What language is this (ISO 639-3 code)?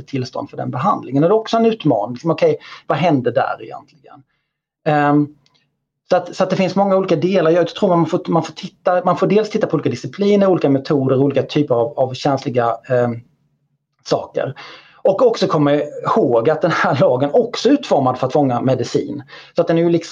swe